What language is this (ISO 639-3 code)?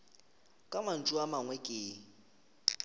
nso